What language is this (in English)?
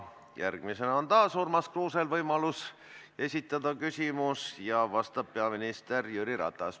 Estonian